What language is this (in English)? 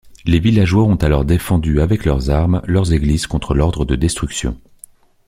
French